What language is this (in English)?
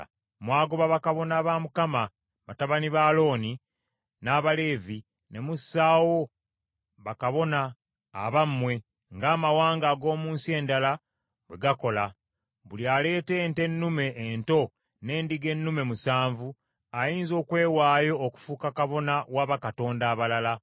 Ganda